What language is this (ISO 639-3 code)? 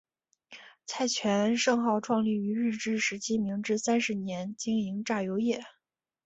zho